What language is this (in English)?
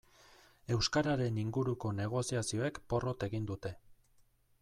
Basque